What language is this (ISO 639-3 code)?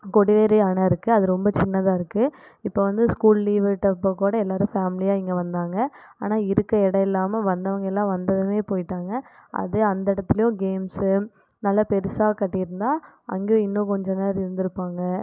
tam